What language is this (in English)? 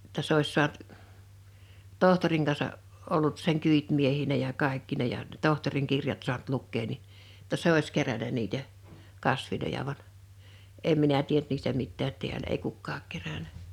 Finnish